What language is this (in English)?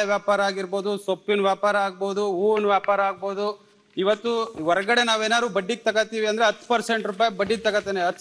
Romanian